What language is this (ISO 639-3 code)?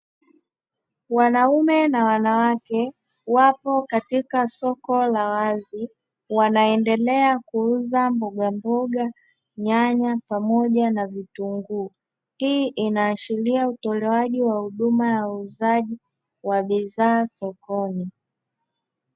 swa